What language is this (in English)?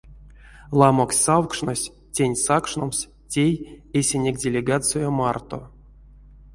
Erzya